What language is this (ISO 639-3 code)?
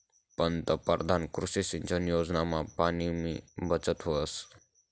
mar